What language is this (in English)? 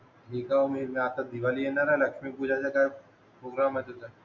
Marathi